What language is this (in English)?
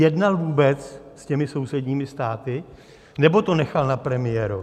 Czech